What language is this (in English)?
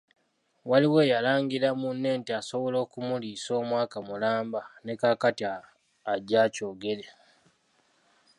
Ganda